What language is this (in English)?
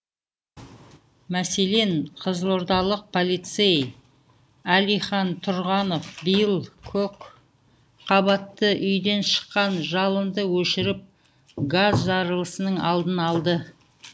Kazakh